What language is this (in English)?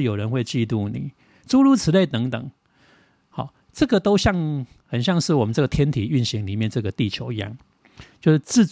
Chinese